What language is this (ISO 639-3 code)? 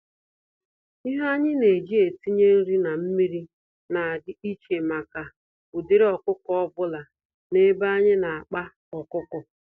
ibo